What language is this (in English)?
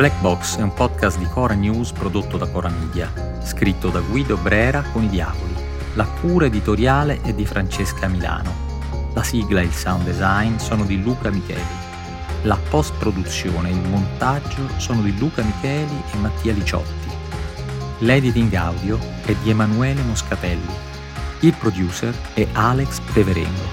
Italian